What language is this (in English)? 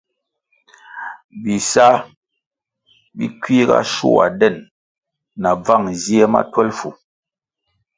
Kwasio